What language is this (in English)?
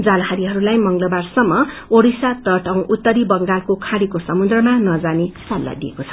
Nepali